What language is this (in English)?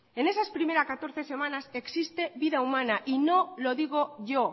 Spanish